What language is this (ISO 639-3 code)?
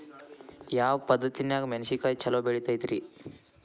kan